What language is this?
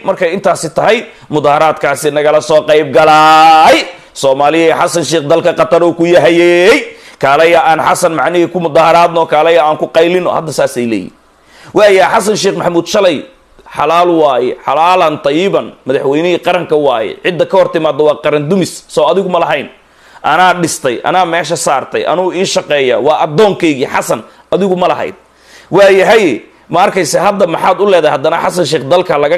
Arabic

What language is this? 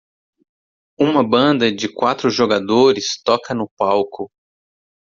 Portuguese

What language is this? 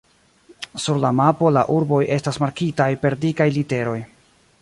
Esperanto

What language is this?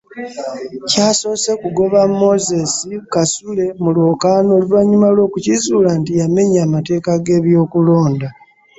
Ganda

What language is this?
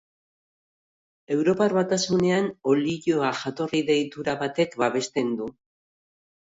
Basque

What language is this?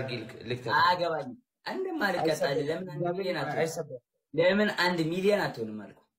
Arabic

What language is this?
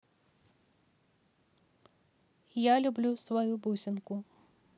Russian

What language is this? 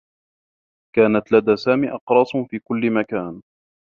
Arabic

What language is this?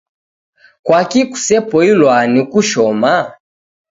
Taita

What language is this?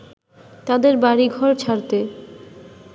Bangla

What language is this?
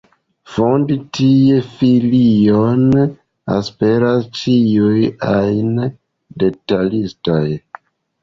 Esperanto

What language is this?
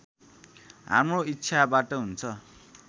Nepali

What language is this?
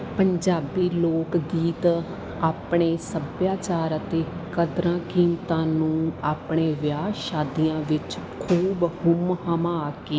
Punjabi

